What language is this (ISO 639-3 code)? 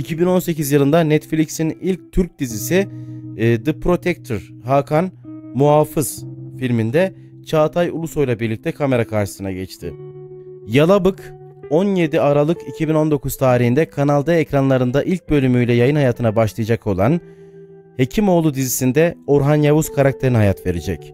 tur